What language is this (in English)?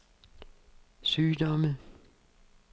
Danish